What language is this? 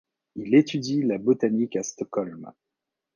French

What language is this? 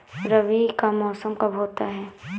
Hindi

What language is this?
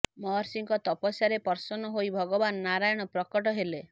Odia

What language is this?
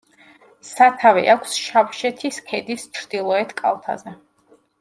Georgian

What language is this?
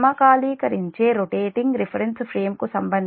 Telugu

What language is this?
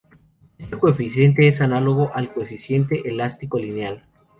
Spanish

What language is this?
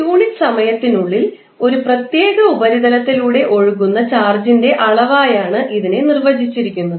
Malayalam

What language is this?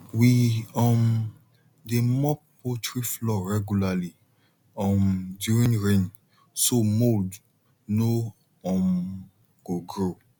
Nigerian Pidgin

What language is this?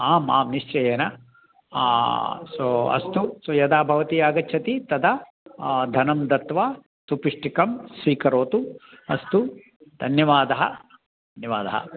Sanskrit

